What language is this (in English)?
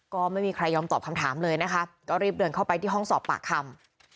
Thai